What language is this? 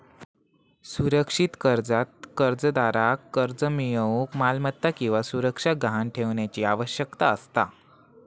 Marathi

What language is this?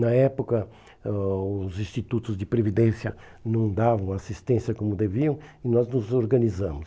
Portuguese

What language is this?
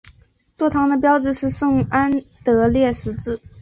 Chinese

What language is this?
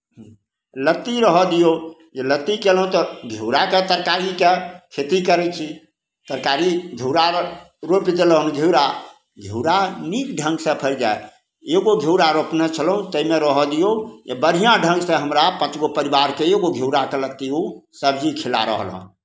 Maithili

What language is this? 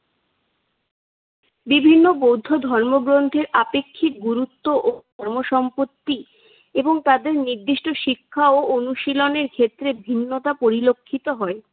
Bangla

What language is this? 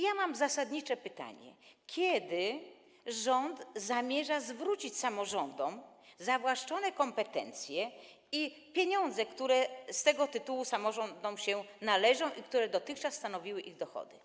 Polish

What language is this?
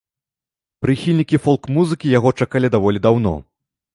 Belarusian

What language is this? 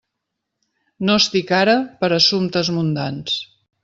Catalan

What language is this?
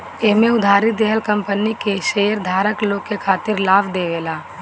Bhojpuri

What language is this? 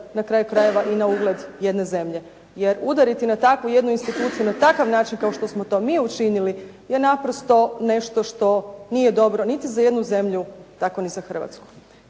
Croatian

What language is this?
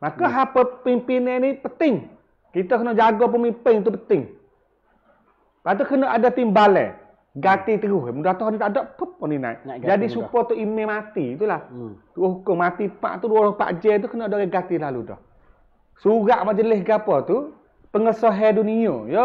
Malay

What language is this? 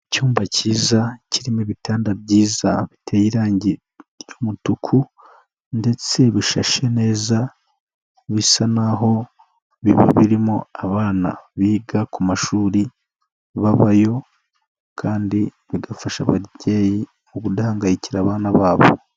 Kinyarwanda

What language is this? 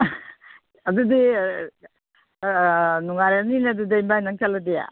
Manipuri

